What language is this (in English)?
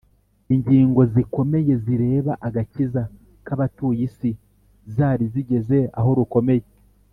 Kinyarwanda